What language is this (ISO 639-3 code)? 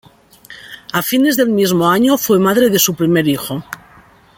spa